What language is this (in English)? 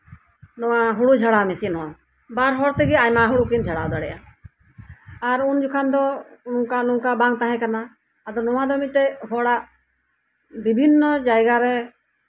Santali